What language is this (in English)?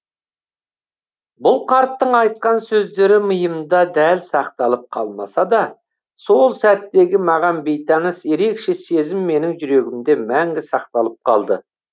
Kazakh